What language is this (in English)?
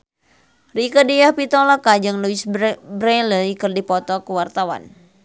Sundanese